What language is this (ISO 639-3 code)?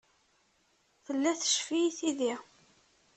kab